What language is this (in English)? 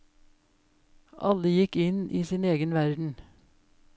Norwegian